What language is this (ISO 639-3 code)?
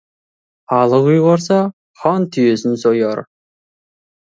kaz